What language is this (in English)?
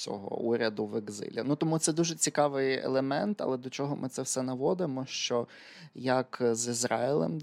Ukrainian